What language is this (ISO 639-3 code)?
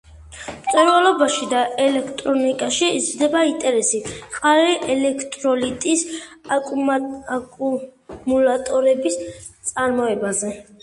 kat